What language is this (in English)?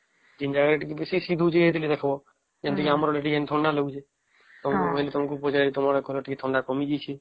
Odia